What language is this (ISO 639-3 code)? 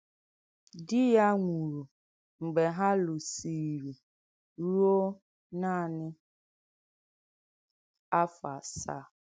ibo